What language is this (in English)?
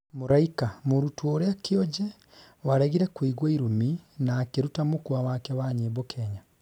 Kikuyu